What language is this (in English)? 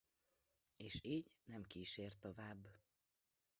Hungarian